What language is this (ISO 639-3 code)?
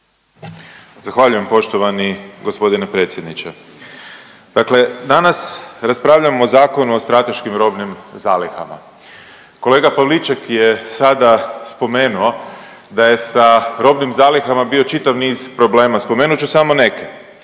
hrv